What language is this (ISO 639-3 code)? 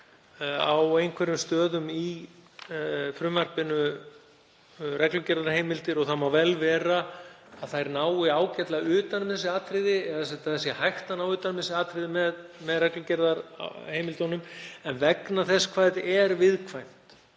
isl